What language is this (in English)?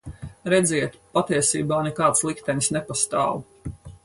Latvian